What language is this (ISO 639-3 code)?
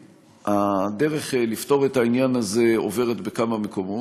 heb